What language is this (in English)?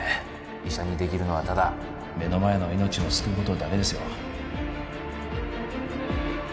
Japanese